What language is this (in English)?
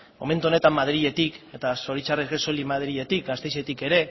Basque